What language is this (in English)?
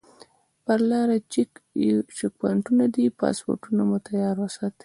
Pashto